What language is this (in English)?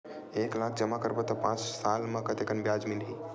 Chhattisgarhi